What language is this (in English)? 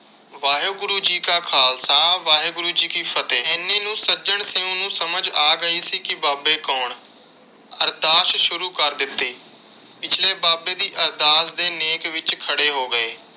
Punjabi